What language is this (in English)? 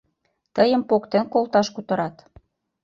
Mari